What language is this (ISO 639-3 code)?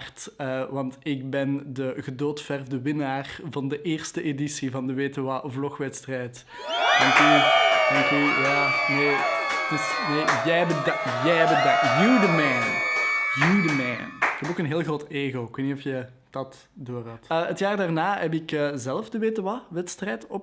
nld